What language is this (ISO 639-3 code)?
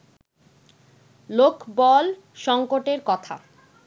ben